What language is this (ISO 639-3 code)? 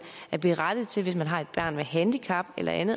dan